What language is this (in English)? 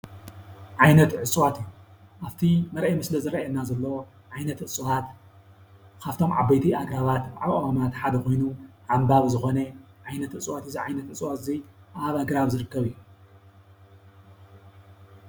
Tigrinya